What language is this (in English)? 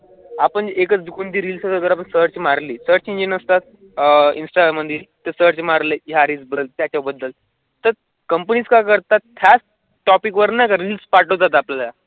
Marathi